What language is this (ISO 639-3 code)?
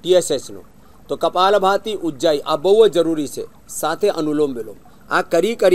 hin